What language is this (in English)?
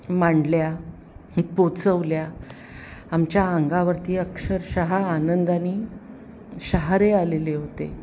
Marathi